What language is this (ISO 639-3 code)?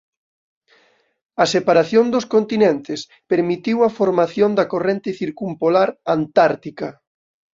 glg